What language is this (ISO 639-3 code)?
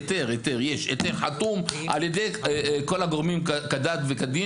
heb